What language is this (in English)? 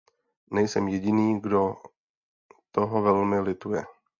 Czech